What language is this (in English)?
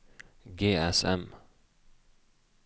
Norwegian